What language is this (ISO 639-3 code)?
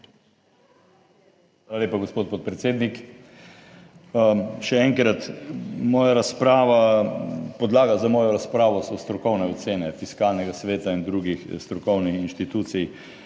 slv